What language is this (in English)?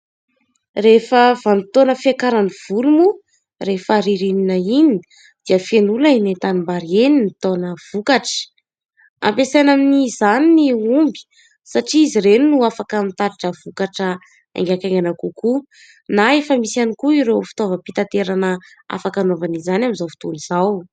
Malagasy